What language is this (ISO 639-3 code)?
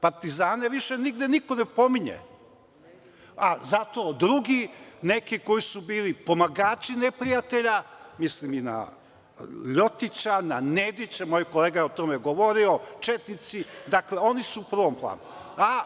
srp